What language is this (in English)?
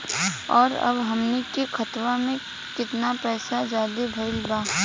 Bhojpuri